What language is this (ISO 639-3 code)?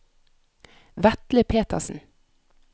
nor